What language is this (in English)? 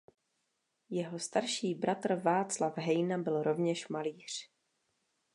Czech